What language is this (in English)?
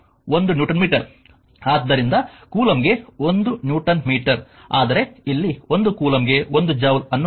Kannada